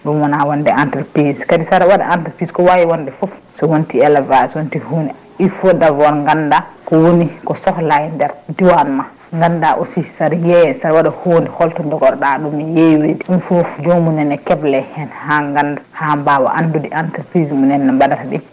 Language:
Fula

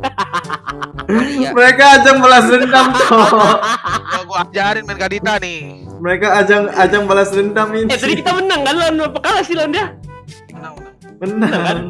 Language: Indonesian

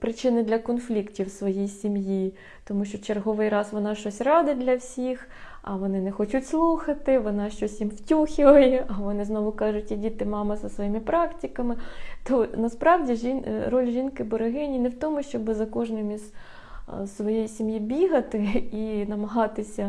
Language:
Ukrainian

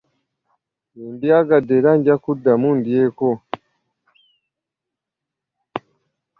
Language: Ganda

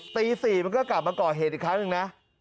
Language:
Thai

